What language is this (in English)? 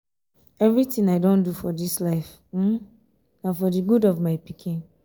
Nigerian Pidgin